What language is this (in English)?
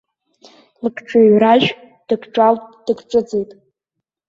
Abkhazian